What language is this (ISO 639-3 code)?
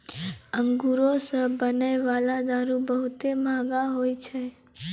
mai